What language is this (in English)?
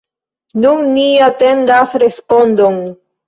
Esperanto